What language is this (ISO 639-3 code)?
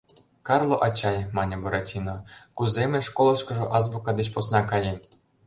chm